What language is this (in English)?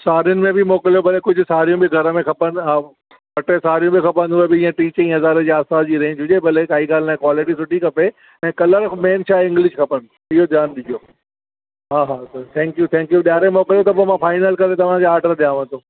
Sindhi